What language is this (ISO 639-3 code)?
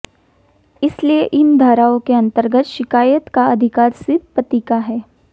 hin